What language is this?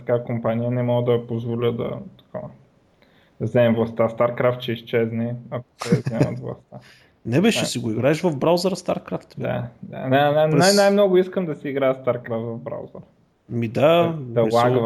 Bulgarian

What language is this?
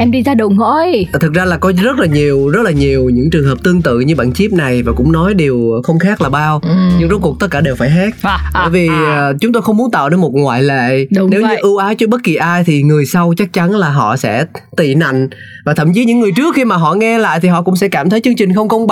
Vietnamese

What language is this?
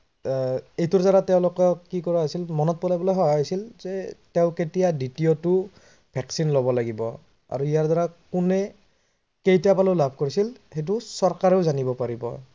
Assamese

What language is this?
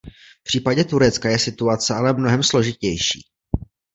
Czech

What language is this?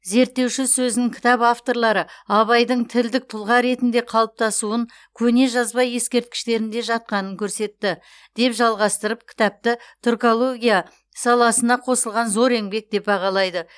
Kazakh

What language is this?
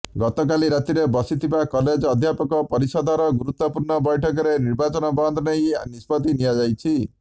Odia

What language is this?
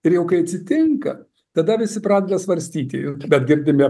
Lithuanian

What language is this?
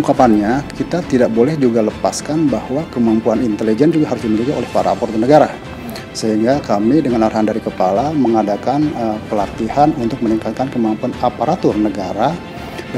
Indonesian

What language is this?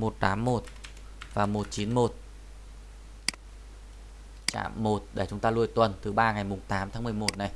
Vietnamese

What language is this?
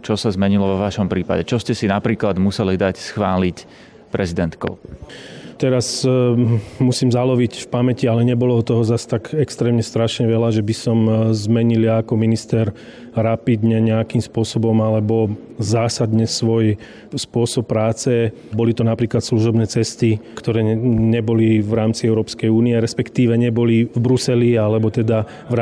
Slovak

